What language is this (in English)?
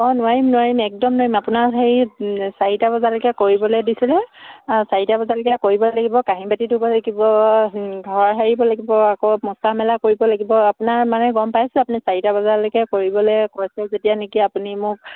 Assamese